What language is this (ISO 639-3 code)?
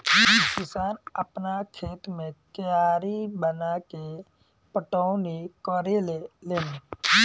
bho